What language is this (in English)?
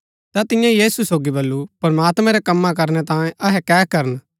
Gaddi